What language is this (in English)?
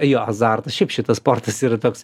Lithuanian